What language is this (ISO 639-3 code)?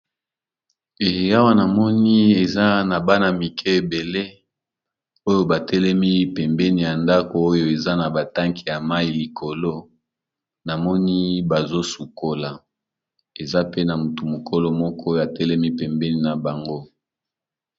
lin